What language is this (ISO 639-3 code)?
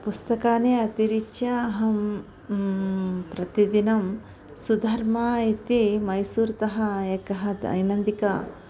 san